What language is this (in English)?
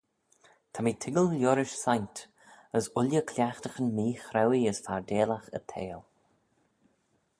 Manx